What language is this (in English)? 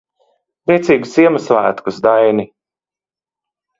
Latvian